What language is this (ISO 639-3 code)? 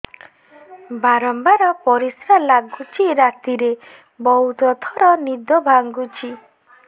ori